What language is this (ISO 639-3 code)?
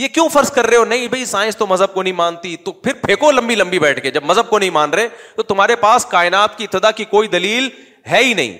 urd